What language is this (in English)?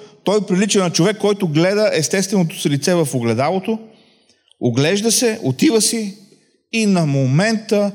Bulgarian